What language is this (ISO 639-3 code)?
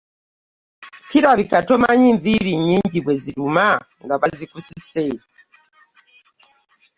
lug